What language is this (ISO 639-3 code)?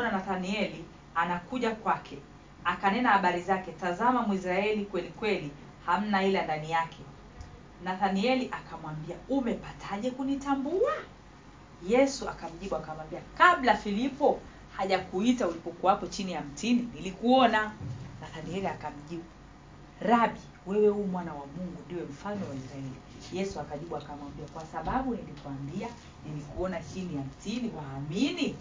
swa